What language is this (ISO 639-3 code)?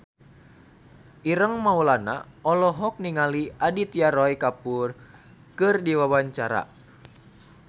sun